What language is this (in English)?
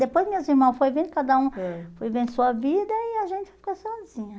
Portuguese